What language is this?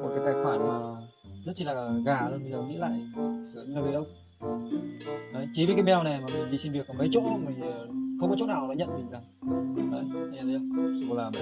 Vietnamese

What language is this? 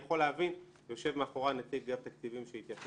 Hebrew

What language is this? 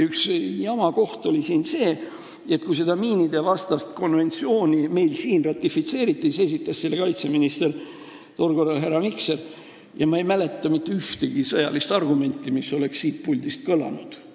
Estonian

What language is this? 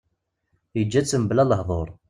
Kabyle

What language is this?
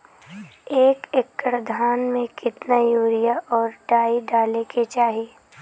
Bhojpuri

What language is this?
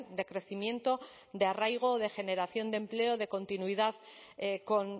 Spanish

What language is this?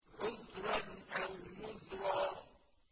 Arabic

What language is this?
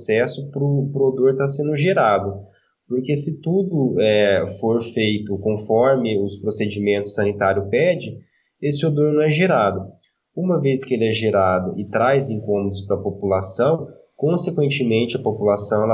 Portuguese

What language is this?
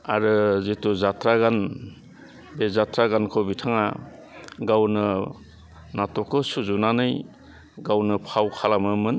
Bodo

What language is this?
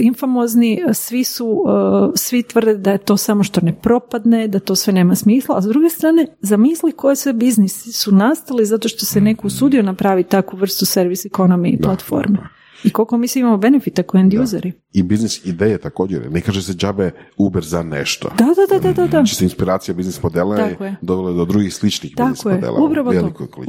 Croatian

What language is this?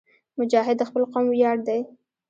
Pashto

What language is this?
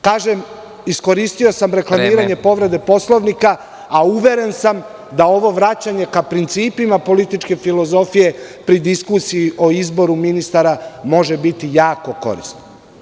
Serbian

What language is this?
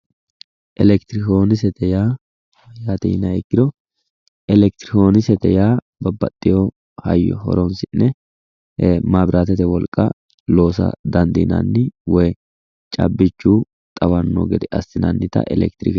Sidamo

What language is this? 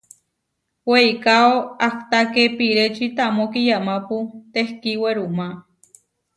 Huarijio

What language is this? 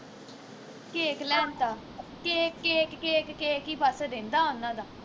Punjabi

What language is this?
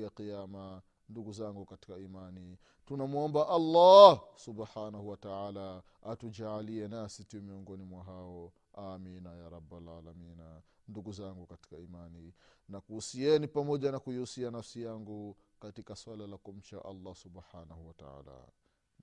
Swahili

